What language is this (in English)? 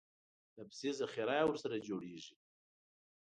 Pashto